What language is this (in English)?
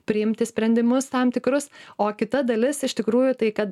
Lithuanian